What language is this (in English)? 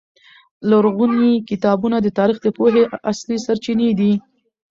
Pashto